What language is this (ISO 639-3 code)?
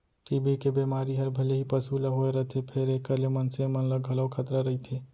hne